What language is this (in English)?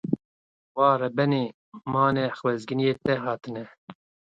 Kurdish